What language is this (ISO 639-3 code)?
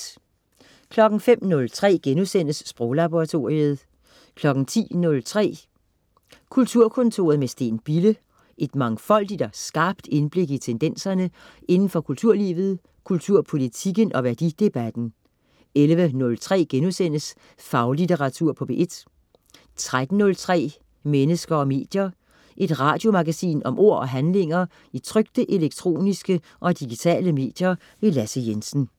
dan